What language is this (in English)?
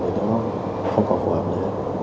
Vietnamese